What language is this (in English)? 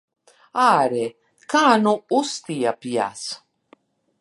Latvian